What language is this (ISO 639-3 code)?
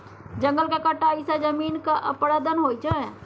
mai